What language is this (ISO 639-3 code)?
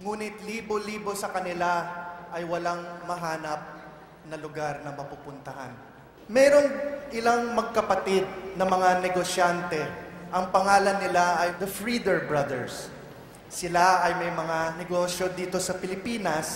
fil